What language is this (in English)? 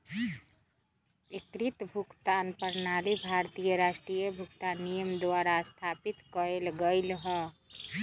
Magahi